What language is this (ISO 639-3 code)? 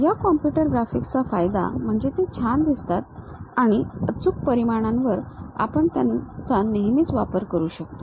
mar